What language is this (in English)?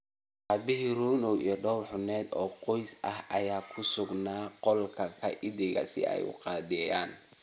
Somali